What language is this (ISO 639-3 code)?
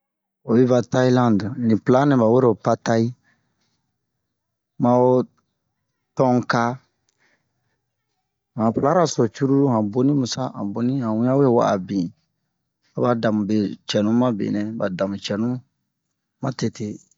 bmq